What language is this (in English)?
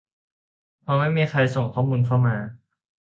Thai